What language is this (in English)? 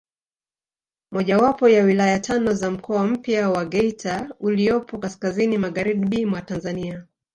Swahili